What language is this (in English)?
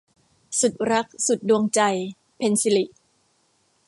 Thai